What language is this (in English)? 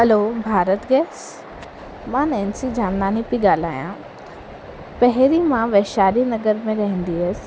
Sindhi